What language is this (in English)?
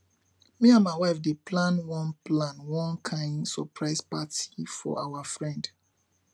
Nigerian Pidgin